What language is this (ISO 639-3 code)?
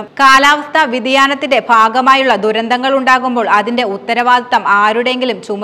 mal